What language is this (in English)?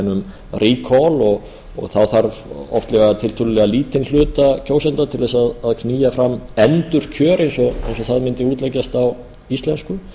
Icelandic